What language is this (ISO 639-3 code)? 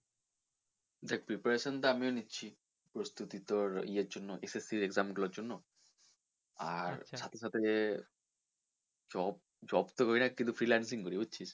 ben